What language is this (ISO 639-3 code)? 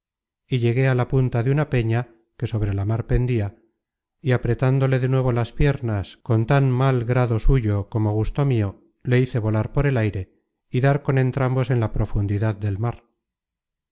spa